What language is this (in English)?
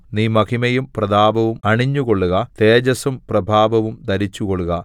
Malayalam